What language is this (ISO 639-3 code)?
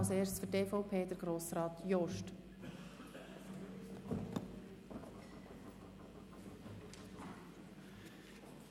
gsw